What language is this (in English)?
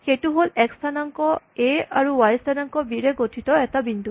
Assamese